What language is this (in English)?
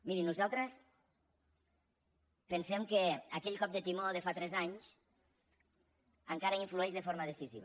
Catalan